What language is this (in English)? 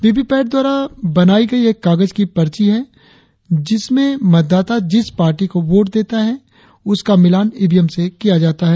Hindi